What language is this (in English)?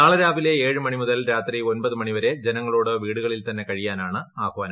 Malayalam